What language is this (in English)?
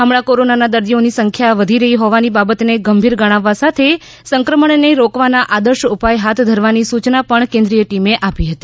Gujarati